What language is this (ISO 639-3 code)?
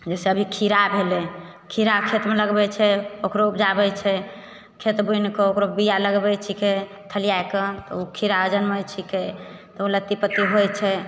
mai